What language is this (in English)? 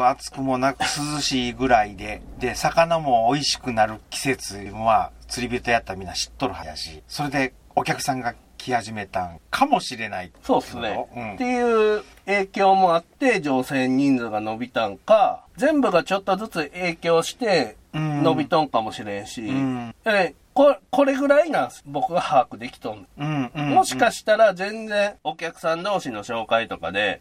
Japanese